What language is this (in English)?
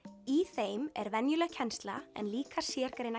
Icelandic